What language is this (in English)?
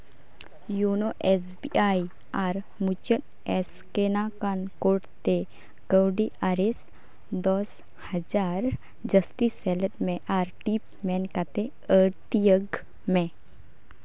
Santali